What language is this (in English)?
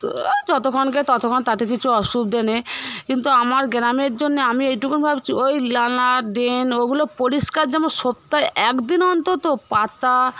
Bangla